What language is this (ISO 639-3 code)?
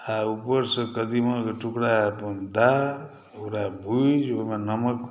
mai